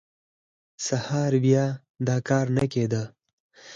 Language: Pashto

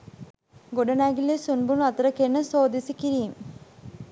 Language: Sinhala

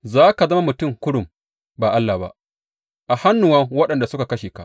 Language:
Hausa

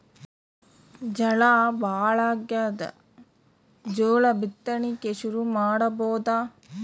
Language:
Kannada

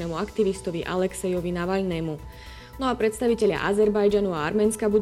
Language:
Slovak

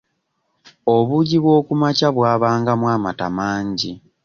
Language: Ganda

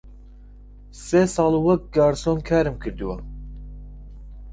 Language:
Central Kurdish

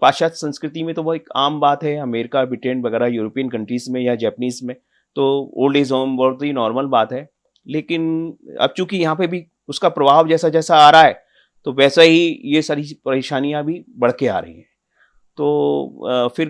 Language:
Hindi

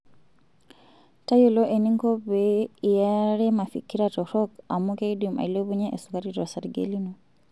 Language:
Masai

